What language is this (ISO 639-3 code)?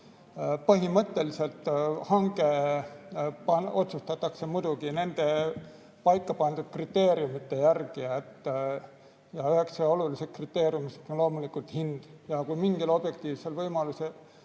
est